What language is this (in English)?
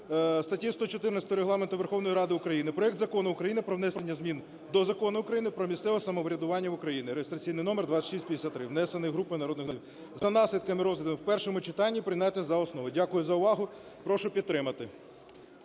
Ukrainian